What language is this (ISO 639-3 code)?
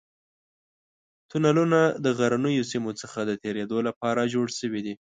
pus